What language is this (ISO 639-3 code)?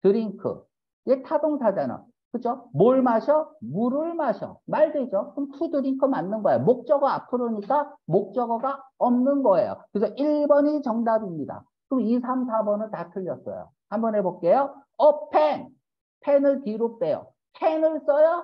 kor